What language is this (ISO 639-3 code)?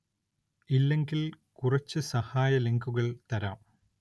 mal